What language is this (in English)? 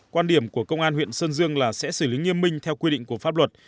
Vietnamese